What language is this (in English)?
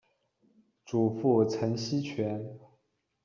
Chinese